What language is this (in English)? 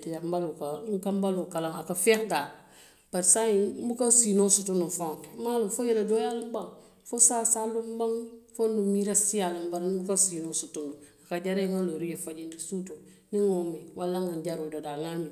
Western Maninkakan